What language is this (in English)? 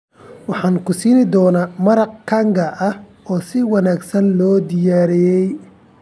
Somali